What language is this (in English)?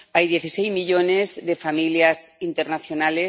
Spanish